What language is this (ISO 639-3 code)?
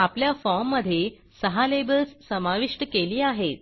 mar